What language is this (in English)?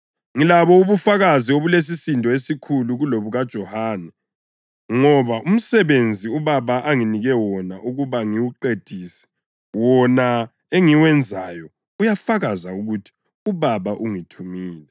North Ndebele